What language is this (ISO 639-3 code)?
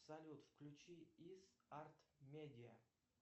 rus